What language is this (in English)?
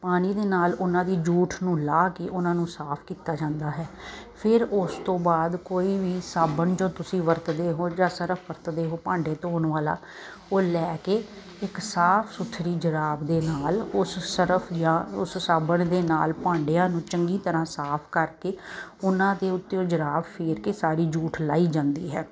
Punjabi